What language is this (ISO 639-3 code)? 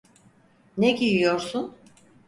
tur